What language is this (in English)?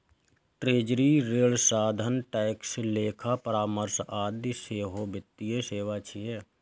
Maithili